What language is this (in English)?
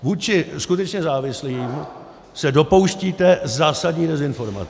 Czech